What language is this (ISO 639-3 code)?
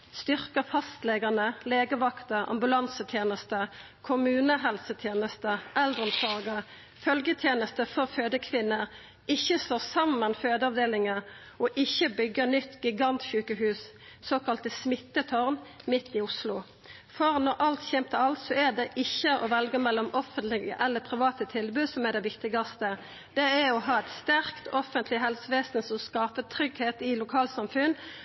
nno